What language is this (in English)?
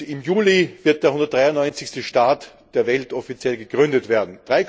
German